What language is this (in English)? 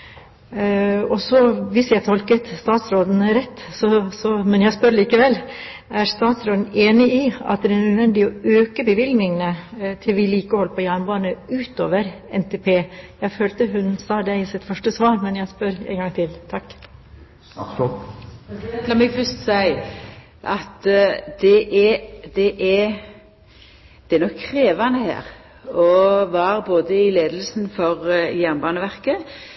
Norwegian